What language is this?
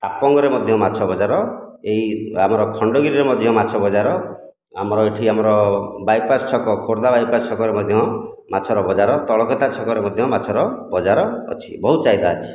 Odia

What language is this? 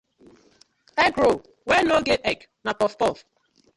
Nigerian Pidgin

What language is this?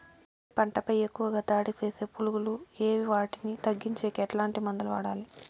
Telugu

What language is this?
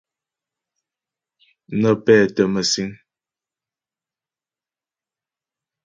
Ghomala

